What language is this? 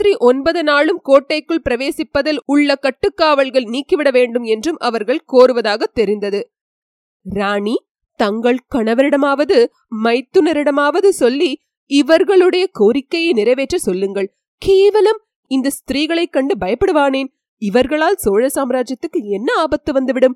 Tamil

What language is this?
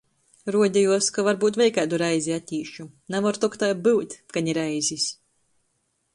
Latgalian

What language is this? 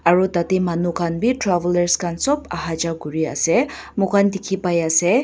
Naga Pidgin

